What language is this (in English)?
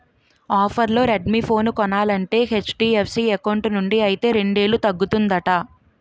Telugu